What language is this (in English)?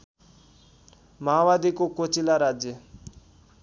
Nepali